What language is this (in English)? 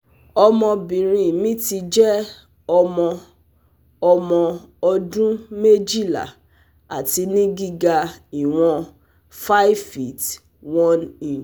Yoruba